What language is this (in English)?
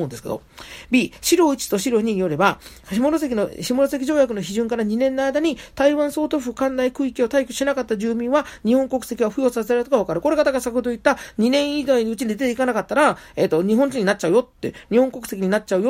Japanese